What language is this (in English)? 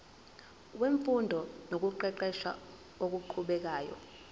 Zulu